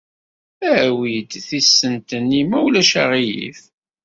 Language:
Kabyle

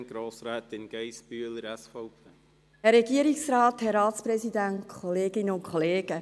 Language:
Swiss German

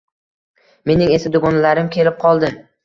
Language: Uzbek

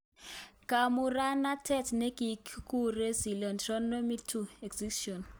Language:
Kalenjin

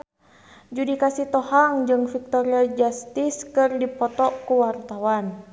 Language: Sundanese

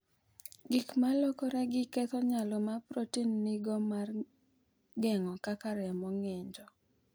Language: Luo (Kenya and Tanzania)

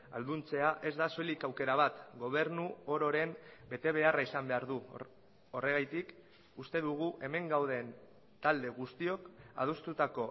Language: Basque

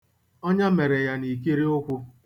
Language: Igbo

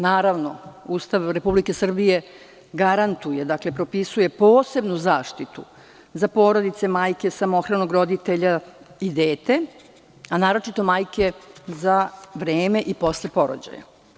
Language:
Serbian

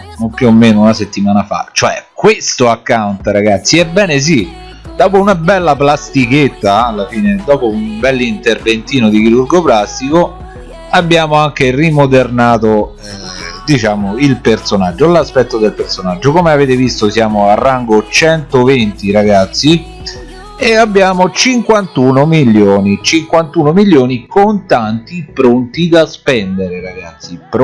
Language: Italian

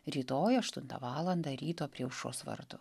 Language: Lithuanian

